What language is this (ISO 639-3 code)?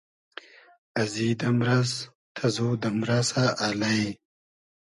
haz